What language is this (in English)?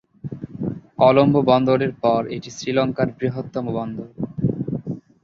Bangla